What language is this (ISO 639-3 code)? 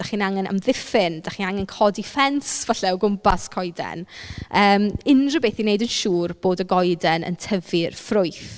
cym